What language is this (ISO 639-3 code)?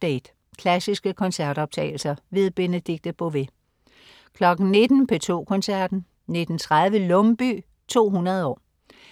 dan